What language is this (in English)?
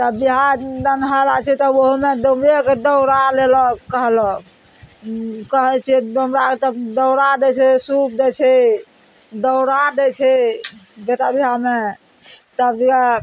Maithili